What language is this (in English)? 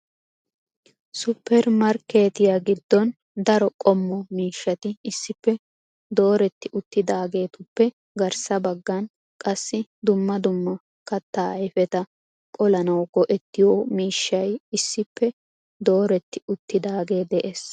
Wolaytta